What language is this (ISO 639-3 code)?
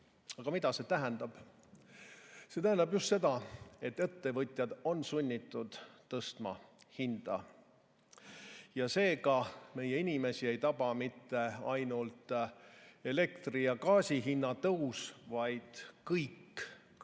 est